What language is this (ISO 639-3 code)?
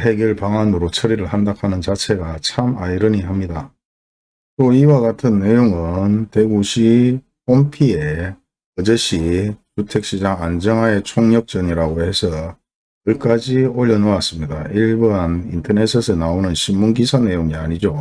kor